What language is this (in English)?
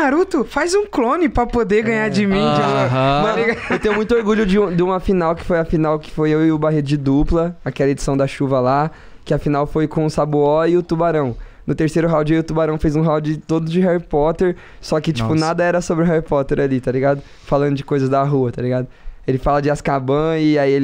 Portuguese